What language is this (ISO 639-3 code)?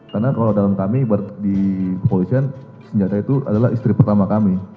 ind